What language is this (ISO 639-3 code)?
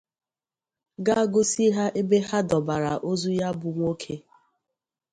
ibo